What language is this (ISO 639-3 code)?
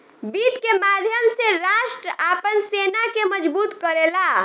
bho